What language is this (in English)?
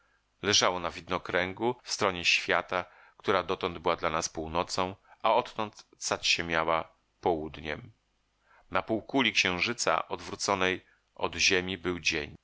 Polish